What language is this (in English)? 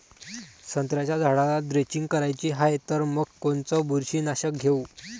Marathi